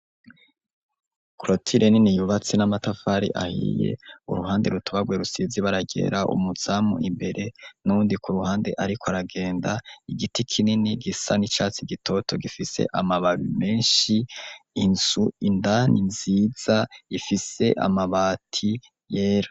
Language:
Rundi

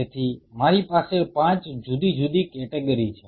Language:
Gujarati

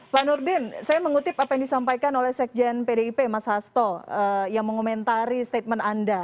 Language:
Indonesian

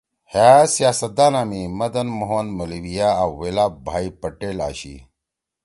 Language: Torwali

